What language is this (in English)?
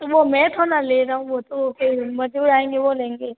Hindi